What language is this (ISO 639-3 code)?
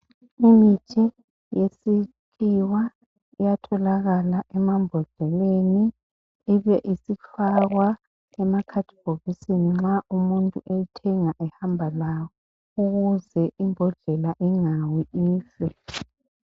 nde